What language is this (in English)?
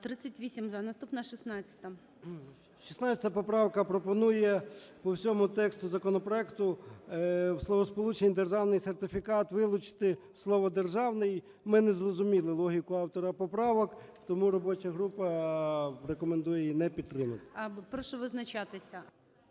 Ukrainian